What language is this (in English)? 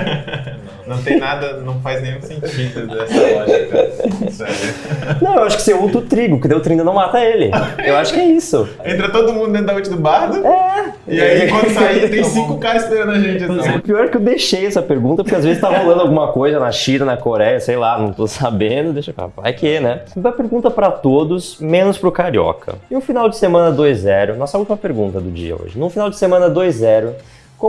Portuguese